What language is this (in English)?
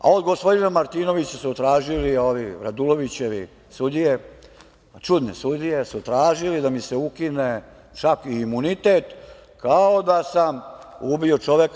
Serbian